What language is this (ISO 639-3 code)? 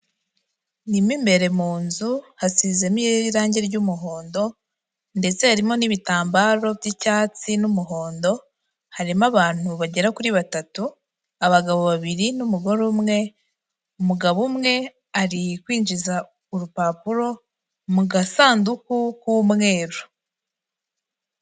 kin